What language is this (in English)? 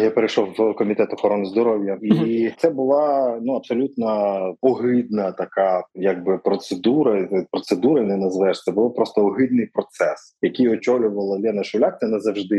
Ukrainian